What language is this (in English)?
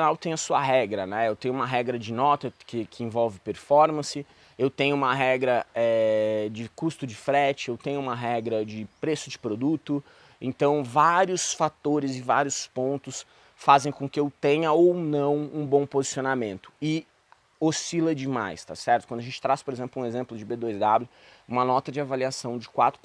Portuguese